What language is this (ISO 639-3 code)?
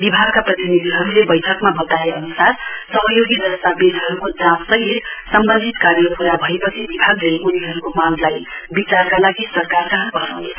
nep